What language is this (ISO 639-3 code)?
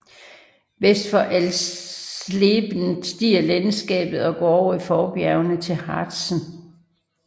dan